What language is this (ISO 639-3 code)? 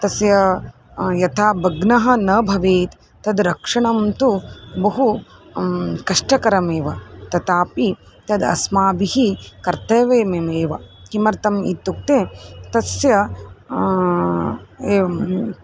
san